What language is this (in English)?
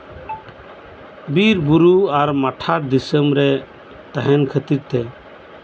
Santali